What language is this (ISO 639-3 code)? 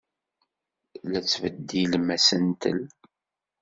kab